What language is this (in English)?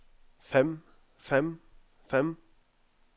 Norwegian